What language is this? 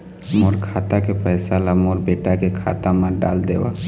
Chhattisgarhi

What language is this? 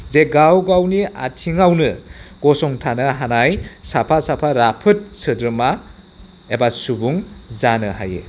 Bodo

